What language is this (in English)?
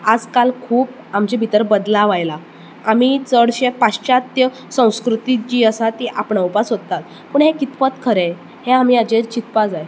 Konkani